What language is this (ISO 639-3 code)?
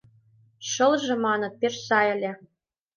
chm